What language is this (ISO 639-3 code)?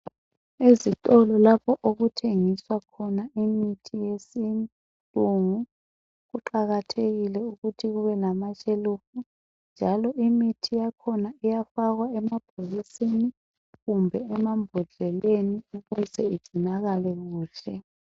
nde